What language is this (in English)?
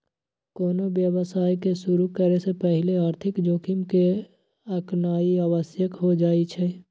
Magahi